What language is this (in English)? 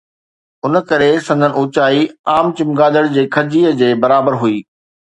Sindhi